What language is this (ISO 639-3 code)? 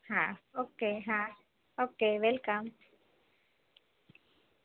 guj